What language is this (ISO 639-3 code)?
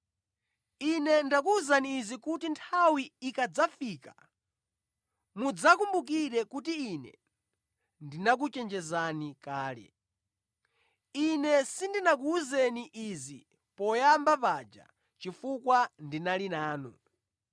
nya